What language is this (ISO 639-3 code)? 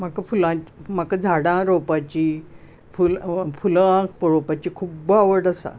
kok